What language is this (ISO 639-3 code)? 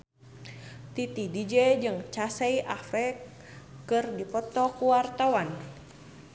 sun